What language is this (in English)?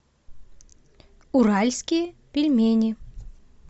Russian